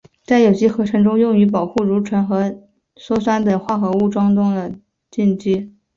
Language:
Chinese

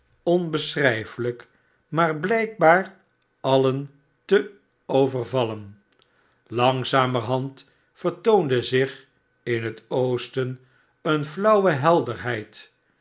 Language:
Dutch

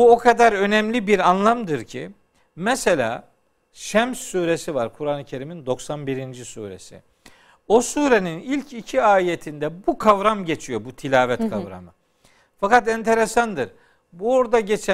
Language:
Turkish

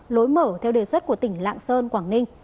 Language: Vietnamese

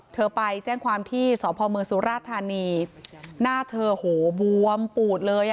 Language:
Thai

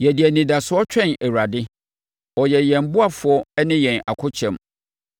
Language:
Akan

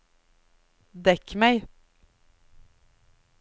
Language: Norwegian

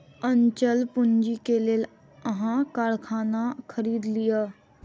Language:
Maithili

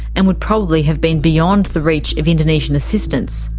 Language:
English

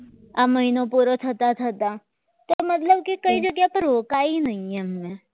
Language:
Gujarati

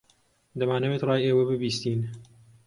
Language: Central Kurdish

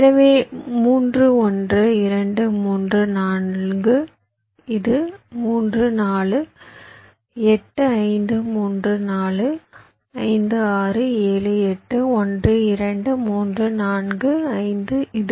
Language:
Tamil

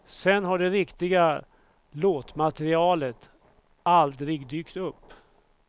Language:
Swedish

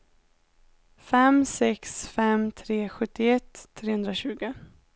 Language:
Swedish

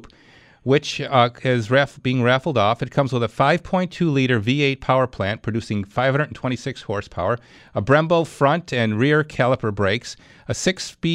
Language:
English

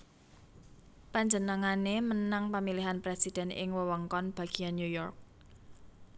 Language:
Javanese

